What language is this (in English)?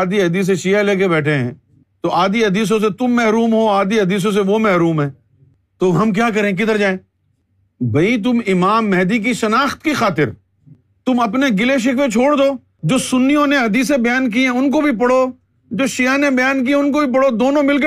Urdu